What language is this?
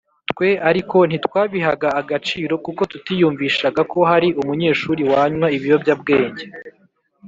Kinyarwanda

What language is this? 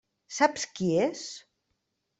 Catalan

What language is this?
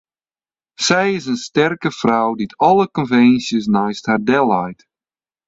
Western Frisian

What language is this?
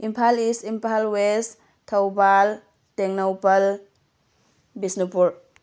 Manipuri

